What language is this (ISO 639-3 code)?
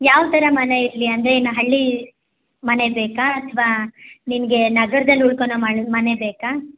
kan